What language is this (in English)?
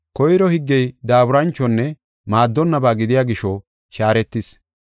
Gofa